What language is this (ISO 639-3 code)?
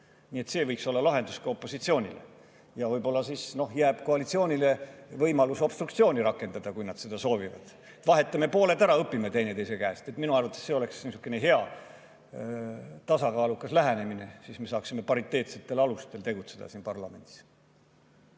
est